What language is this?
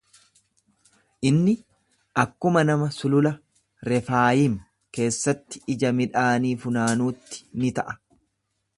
Oromo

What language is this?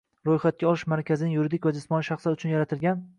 Uzbek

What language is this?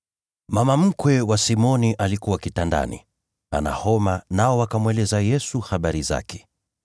Swahili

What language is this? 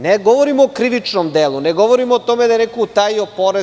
Serbian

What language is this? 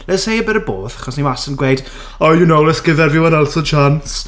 Welsh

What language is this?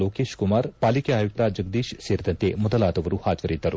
Kannada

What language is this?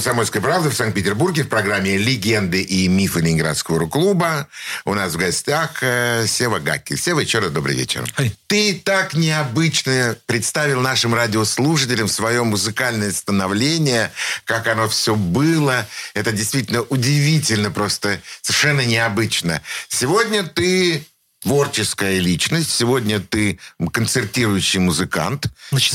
Russian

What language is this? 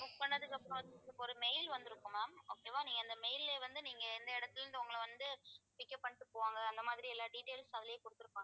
Tamil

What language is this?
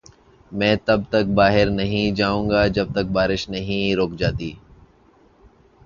Urdu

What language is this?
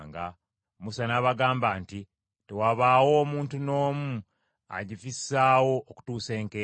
Ganda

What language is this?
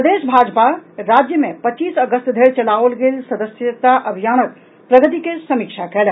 Maithili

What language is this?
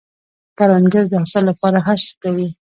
Pashto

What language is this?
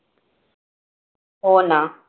Marathi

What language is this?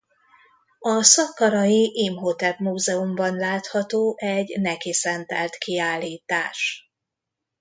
Hungarian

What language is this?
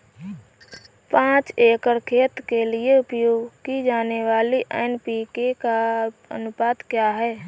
Hindi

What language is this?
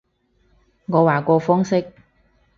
Cantonese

